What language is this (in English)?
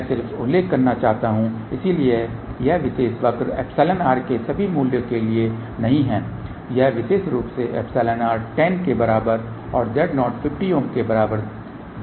Hindi